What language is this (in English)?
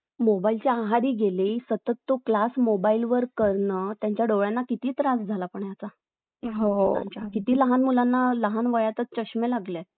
Marathi